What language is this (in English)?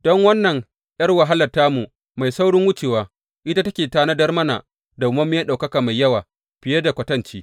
Hausa